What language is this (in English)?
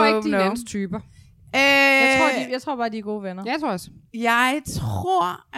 Danish